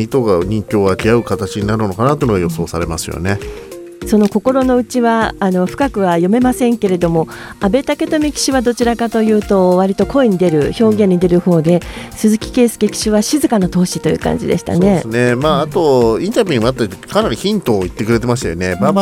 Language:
Japanese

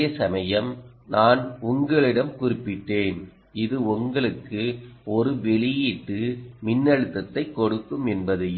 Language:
Tamil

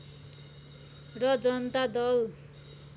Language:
Nepali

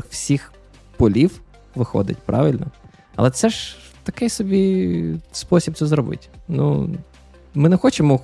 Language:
Ukrainian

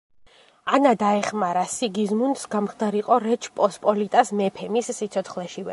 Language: Georgian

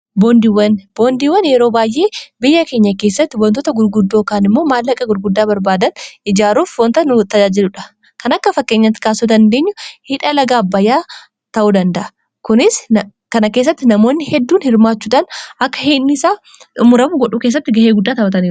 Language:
Oromo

